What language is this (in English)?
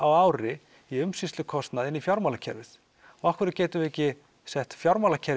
Icelandic